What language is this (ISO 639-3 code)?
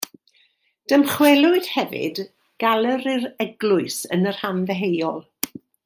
cym